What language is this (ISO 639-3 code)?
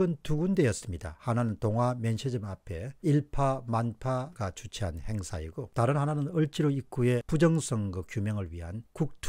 kor